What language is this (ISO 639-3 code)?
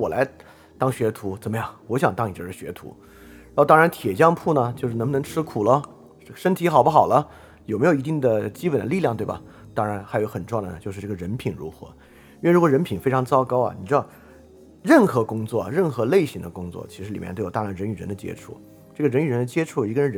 zho